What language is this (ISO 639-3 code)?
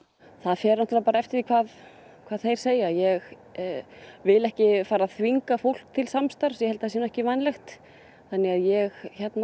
isl